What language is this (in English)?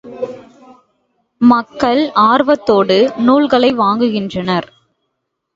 Tamil